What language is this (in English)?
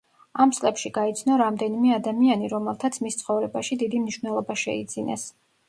Georgian